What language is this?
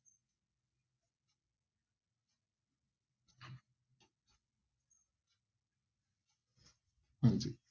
Punjabi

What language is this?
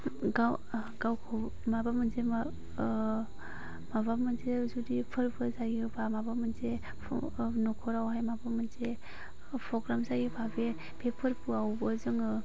Bodo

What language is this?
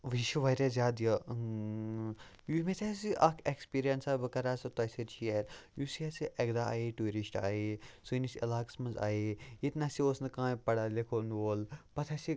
Kashmiri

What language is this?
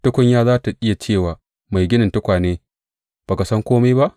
Hausa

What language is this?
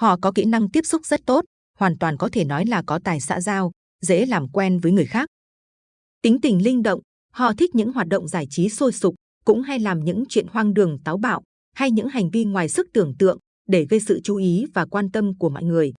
Vietnamese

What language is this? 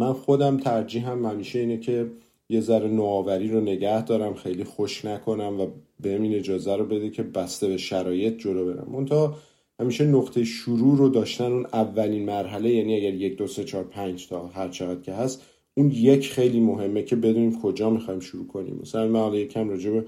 Persian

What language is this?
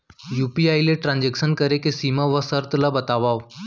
Chhattisgarhi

